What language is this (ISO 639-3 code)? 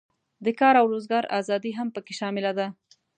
pus